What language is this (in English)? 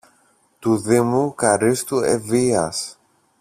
Greek